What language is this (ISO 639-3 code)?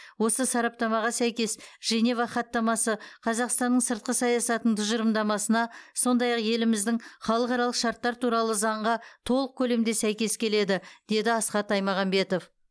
kaz